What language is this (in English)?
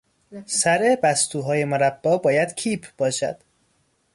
Persian